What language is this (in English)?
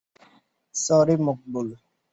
Bangla